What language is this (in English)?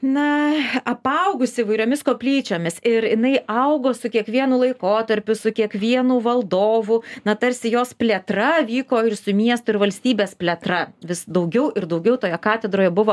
Lithuanian